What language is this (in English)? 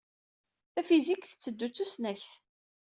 Kabyle